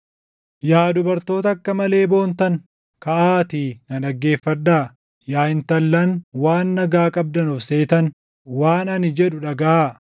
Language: Oromo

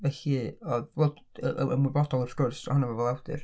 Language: Welsh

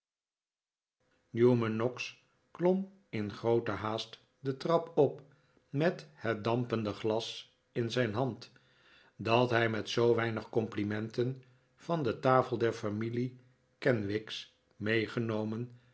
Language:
Dutch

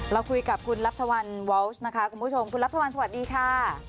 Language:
Thai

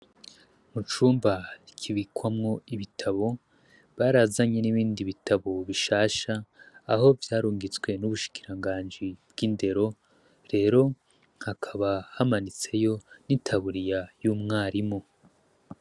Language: Rundi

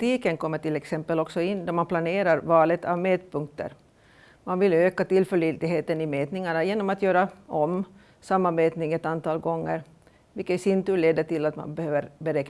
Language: Swedish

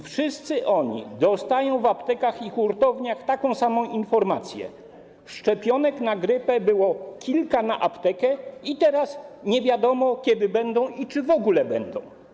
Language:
Polish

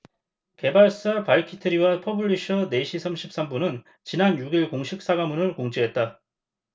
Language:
Korean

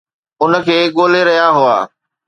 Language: Sindhi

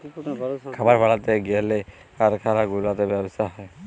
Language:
Bangla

